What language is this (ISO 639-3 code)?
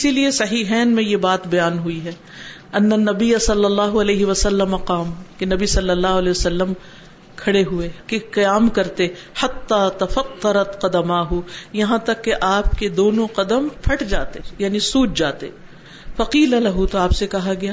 urd